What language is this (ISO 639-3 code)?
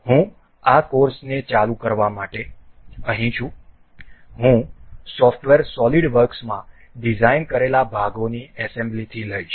guj